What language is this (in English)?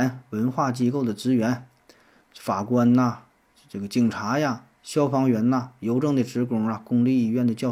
Chinese